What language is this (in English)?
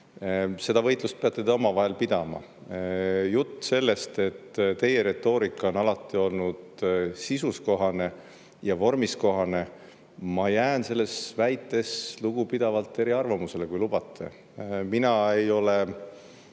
Estonian